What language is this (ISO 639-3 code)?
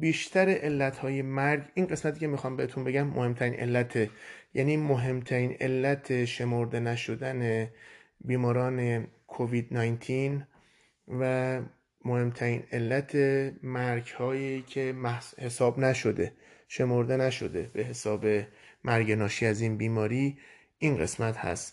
fas